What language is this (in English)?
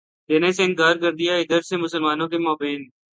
Urdu